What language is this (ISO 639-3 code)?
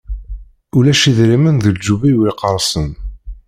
kab